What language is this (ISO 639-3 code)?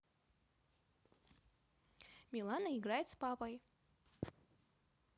rus